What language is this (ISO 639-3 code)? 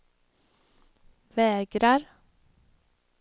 swe